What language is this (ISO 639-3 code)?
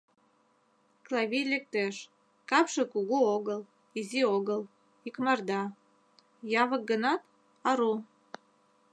chm